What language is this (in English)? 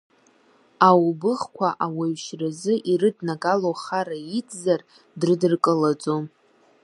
Abkhazian